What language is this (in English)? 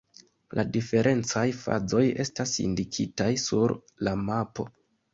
Esperanto